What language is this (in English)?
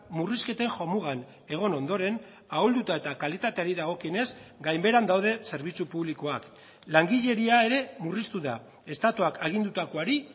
Basque